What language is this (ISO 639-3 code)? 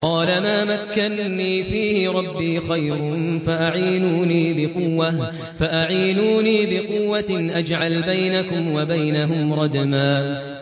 ara